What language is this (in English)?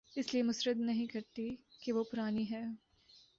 Urdu